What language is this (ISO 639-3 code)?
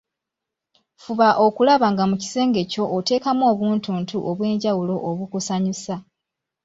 lug